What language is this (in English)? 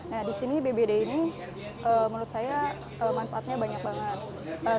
Indonesian